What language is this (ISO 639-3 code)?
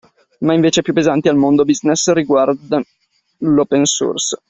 ita